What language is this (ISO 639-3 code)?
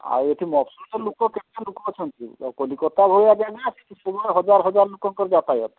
ori